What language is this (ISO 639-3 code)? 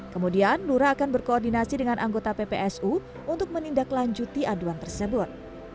ind